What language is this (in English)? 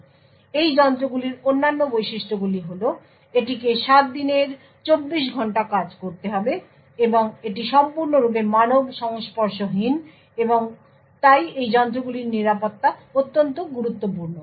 Bangla